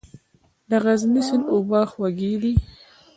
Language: Pashto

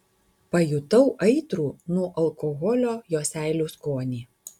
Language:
Lithuanian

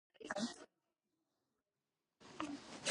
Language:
Georgian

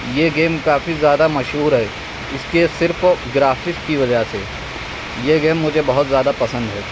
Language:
Urdu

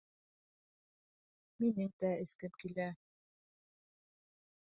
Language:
Bashkir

